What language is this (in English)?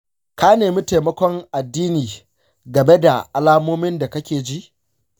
Hausa